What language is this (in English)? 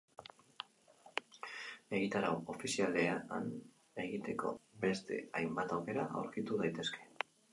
Basque